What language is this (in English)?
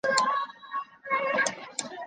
Chinese